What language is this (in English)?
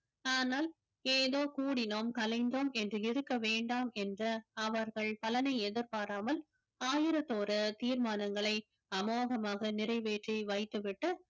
Tamil